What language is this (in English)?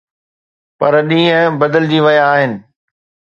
Sindhi